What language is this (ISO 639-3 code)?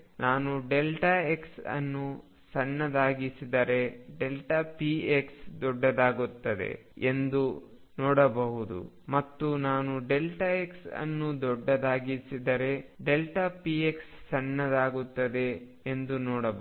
kan